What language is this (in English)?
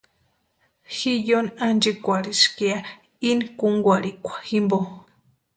Western Highland Purepecha